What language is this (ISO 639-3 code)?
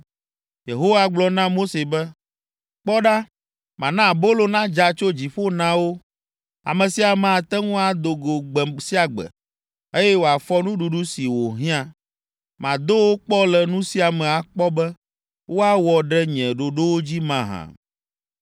ewe